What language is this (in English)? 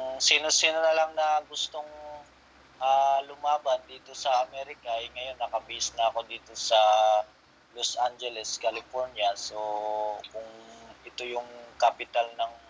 Filipino